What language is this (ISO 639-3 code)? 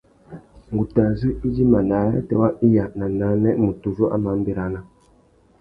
bag